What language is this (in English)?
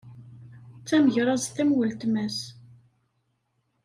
Kabyle